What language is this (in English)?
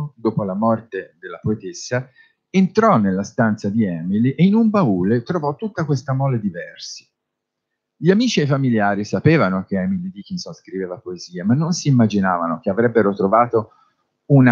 Italian